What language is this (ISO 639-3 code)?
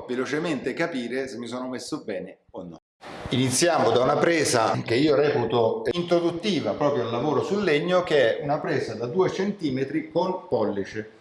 ita